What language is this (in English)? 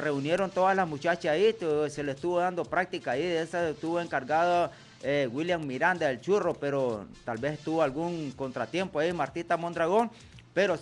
Spanish